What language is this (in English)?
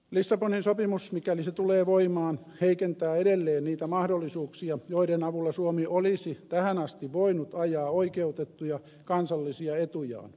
Finnish